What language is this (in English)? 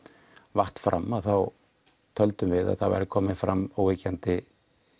Icelandic